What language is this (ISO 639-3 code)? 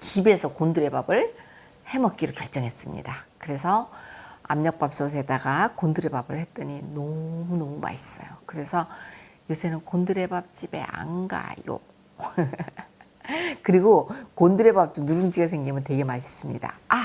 kor